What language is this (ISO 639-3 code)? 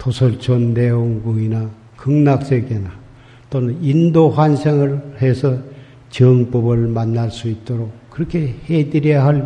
kor